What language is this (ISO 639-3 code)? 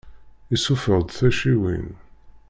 kab